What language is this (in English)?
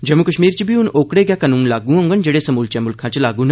Dogri